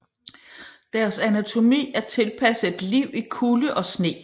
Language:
Danish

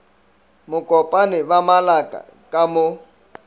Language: Northern Sotho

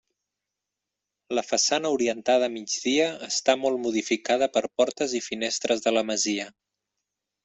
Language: Catalan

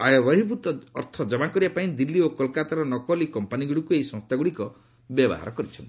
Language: Odia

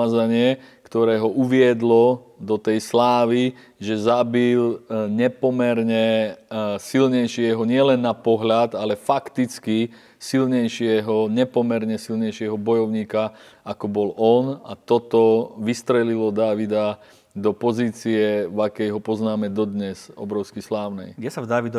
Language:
Slovak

